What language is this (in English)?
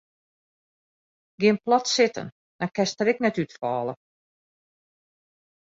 Western Frisian